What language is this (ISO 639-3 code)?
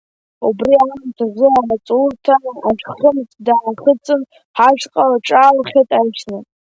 abk